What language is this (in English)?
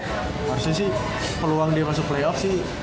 Indonesian